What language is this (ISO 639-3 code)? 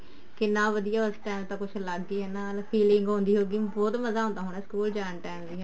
pan